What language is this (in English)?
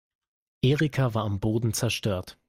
German